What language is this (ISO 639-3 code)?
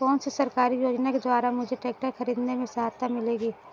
hin